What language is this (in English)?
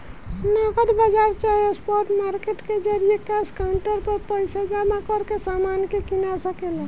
Bhojpuri